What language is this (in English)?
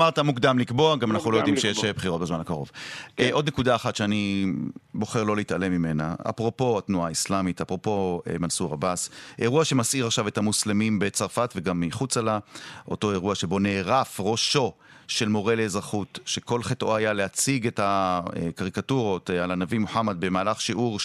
Hebrew